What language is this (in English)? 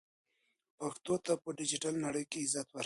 Pashto